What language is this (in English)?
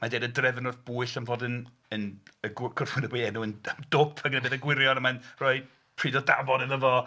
Welsh